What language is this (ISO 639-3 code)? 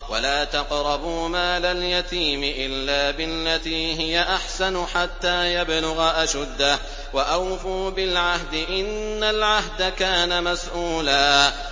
ara